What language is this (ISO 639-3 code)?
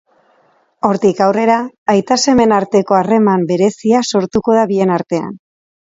eus